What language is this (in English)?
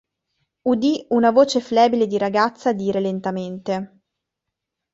Italian